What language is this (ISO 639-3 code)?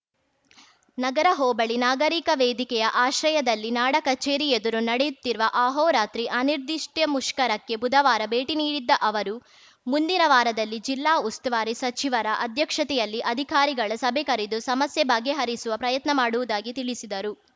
kan